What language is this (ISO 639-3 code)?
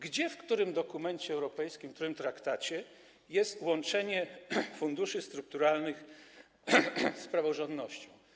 pol